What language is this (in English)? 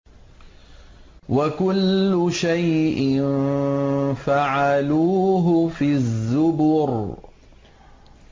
Arabic